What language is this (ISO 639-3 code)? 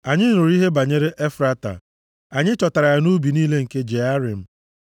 ibo